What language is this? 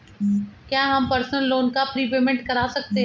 Hindi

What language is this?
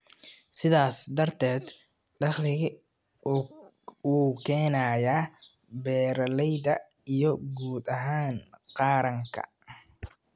Somali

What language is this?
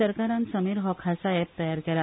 Konkani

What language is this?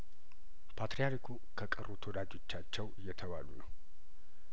Amharic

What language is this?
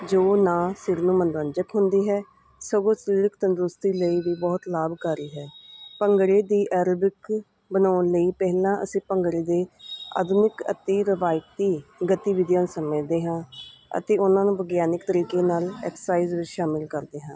Punjabi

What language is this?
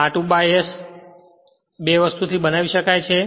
Gujarati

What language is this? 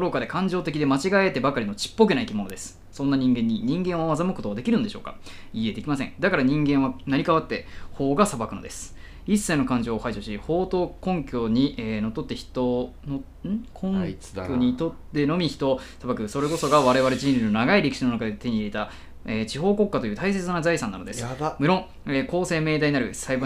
Japanese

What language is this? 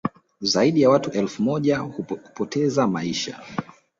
Swahili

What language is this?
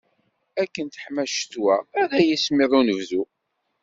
Kabyle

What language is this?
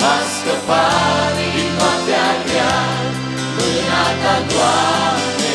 Romanian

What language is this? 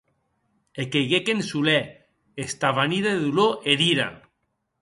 Occitan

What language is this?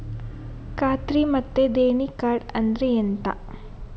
Kannada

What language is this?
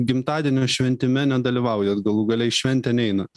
Lithuanian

